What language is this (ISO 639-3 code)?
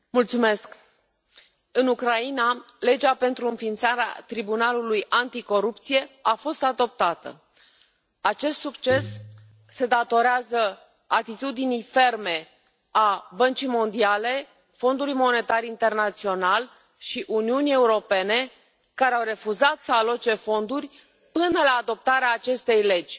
ron